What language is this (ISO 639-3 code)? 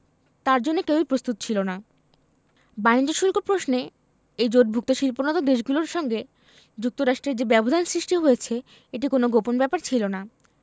ben